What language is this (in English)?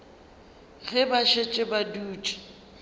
Northern Sotho